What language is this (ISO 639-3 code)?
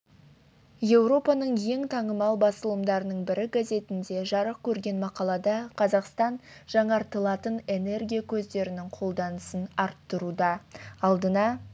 kaz